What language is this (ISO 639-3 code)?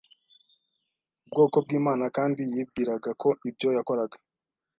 kin